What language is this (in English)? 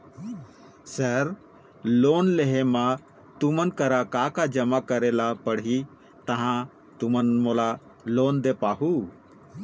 Chhattisgarhi